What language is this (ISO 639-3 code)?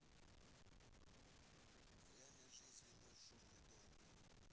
rus